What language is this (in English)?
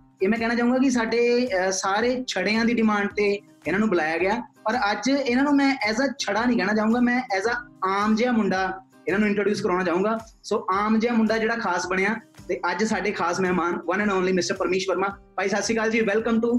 Punjabi